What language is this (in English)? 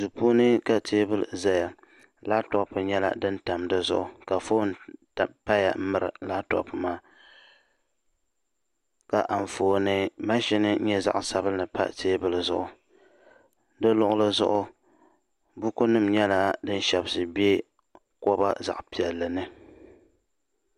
Dagbani